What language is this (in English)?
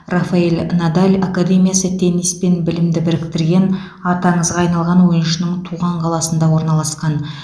Kazakh